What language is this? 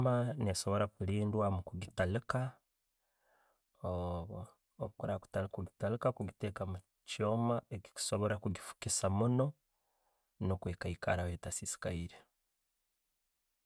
Tooro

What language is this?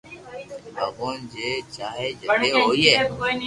Loarki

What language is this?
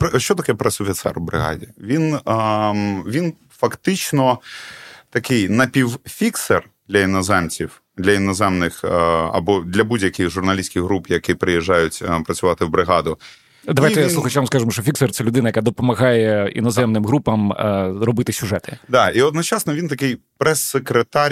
Ukrainian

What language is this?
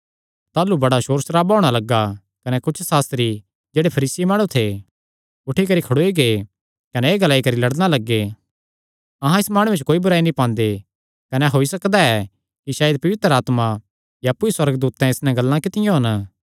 Kangri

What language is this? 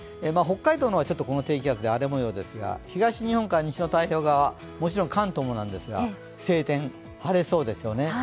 Japanese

